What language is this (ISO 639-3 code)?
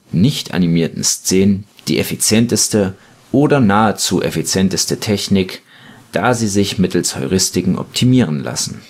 deu